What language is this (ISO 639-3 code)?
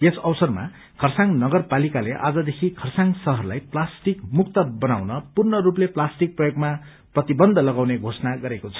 nep